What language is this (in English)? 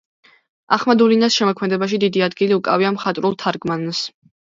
Georgian